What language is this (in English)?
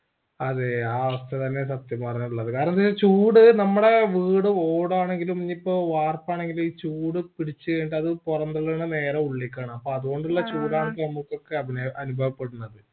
Malayalam